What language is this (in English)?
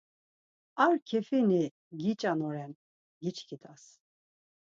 Laz